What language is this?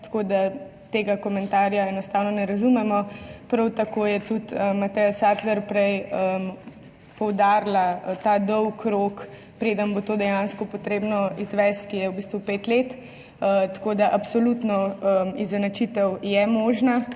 Slovenian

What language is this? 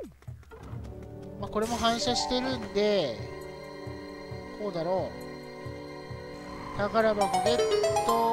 Japanese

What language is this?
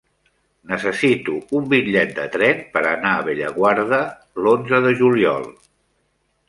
Catalan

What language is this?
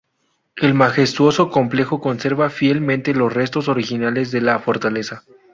Spanish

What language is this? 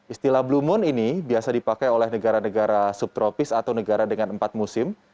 Indonesian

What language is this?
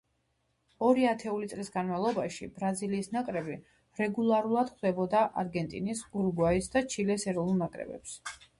Georgian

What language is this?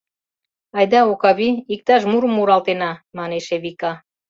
Mari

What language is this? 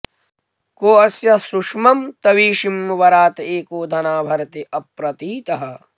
Sanskrit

